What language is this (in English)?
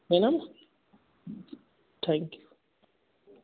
Hindi